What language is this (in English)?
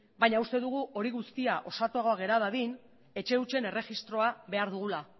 Basque